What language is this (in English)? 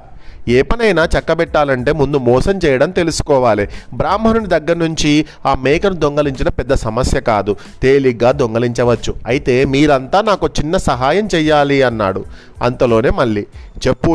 Telugu